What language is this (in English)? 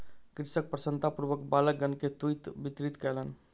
Maithili